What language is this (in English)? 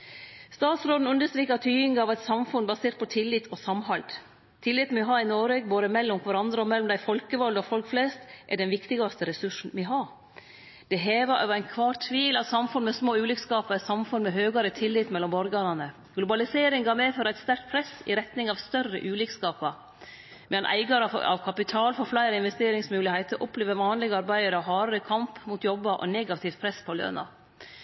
Norwegian Nynorsk